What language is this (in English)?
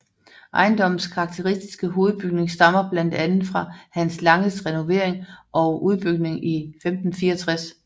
Danish